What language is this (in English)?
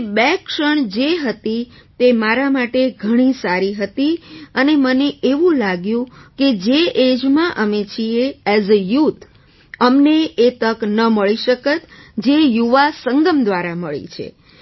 Gujarati